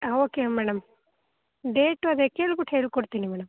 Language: Kannada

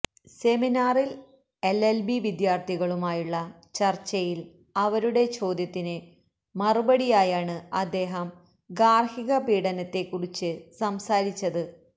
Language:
Malayalam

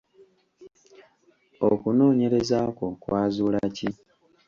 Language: Ganda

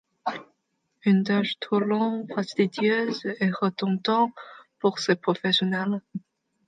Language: French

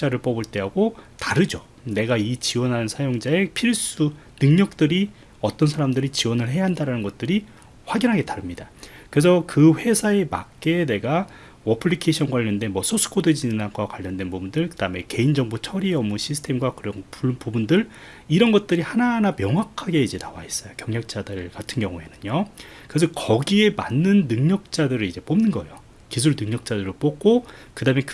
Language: Korean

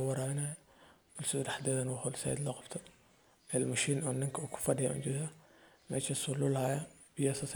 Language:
Somali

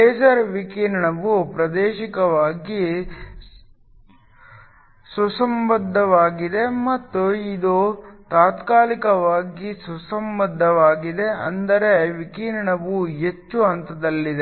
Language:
Kannada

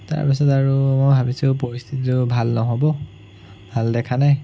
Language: Assamese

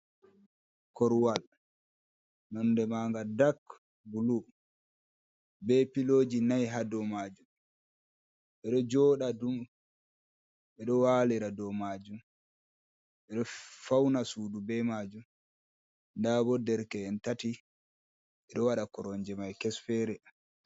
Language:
Fula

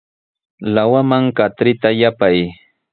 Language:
Sihuas Ancash Quechua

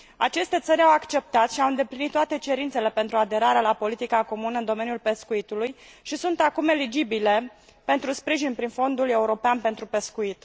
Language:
Romanian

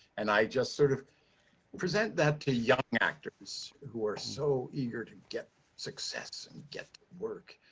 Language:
English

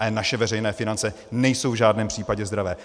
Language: Czech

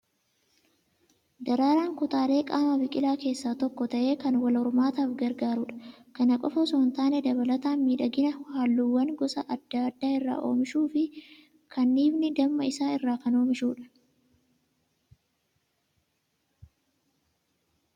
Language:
Oromo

